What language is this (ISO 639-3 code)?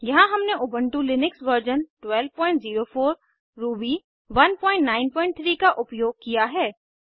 hin